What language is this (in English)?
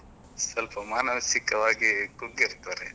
Kannada